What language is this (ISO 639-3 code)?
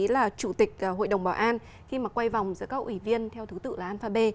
vie